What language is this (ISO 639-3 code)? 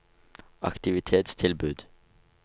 nor